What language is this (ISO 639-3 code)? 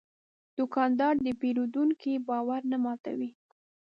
pus